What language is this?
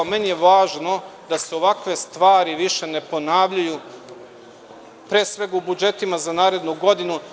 Serbian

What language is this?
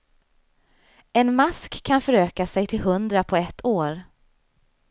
Swedish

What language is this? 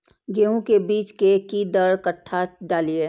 Maithili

